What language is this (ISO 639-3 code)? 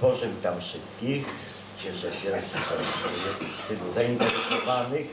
pol